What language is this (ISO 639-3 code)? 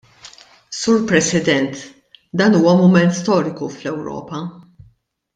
mlt